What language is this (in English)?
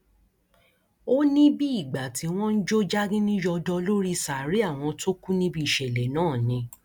Yoruba